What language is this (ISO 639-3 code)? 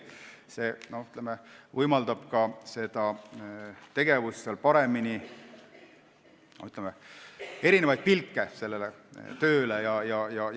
est